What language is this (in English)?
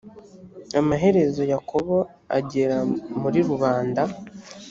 Kinyarwanda